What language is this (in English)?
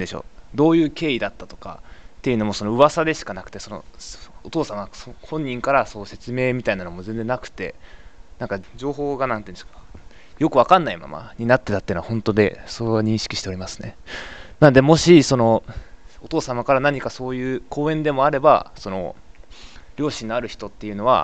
Japanese